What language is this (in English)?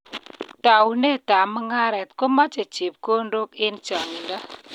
Kalenjin